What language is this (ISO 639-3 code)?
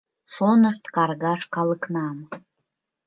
chm